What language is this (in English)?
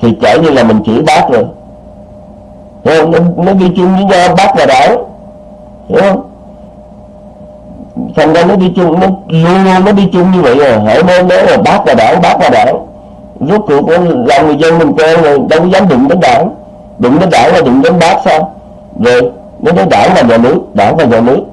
Vietnamese